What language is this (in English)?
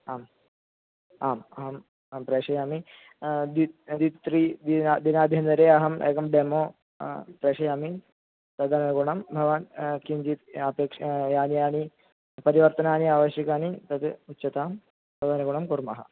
Sanskrit